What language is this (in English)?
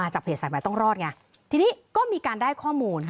Thai